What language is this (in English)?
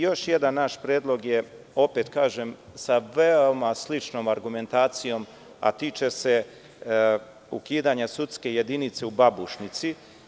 Serbian